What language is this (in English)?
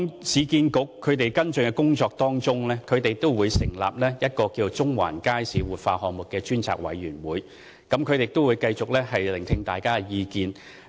Cantonese